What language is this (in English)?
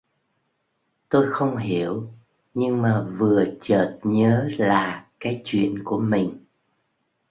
Vietnamese